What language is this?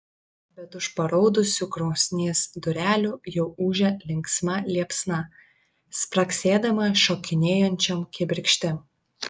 Lithuanian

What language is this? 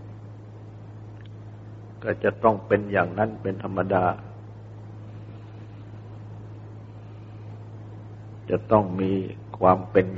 Thai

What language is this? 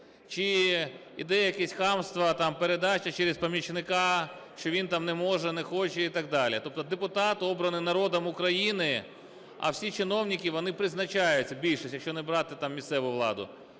Ukrainian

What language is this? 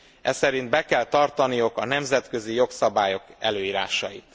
Hungarian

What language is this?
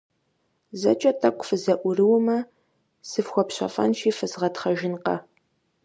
Kabardian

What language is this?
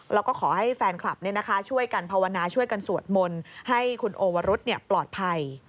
Thai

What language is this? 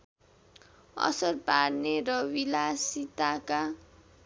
Nepali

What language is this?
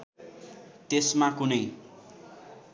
Nepali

